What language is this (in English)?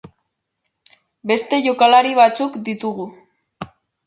Basque